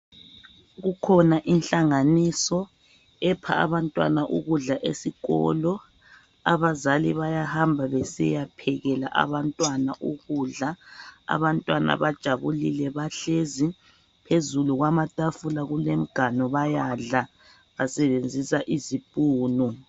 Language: North Ndebele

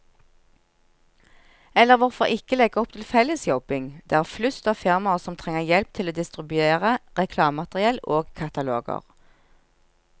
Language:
Norwegian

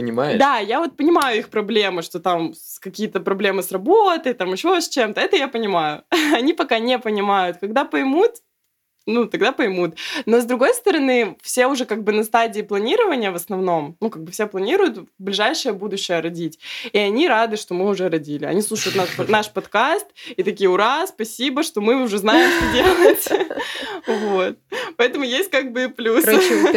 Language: Russian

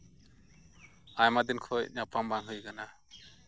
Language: Santali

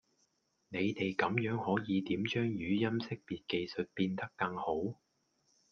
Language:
Cantonese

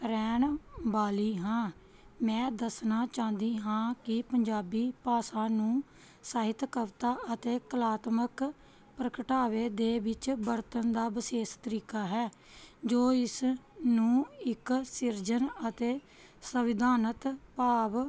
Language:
Punjabi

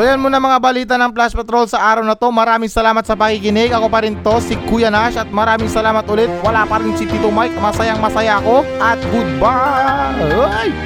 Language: Filipino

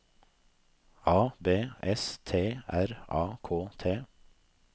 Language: Norwegian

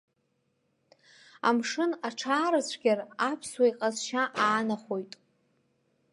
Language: Abkhazian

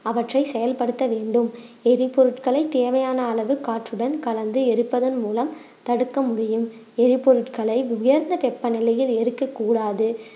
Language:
Tamil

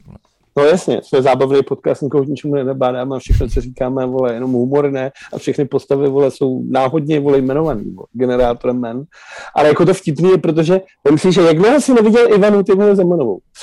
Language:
Czech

